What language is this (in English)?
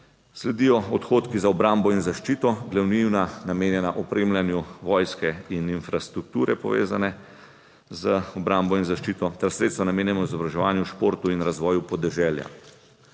Slovenian